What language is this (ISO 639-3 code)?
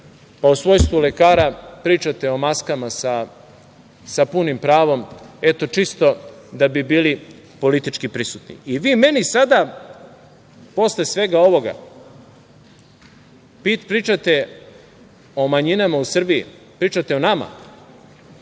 srp